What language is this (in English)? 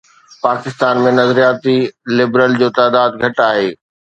Sindhi